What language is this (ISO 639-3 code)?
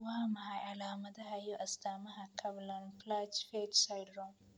som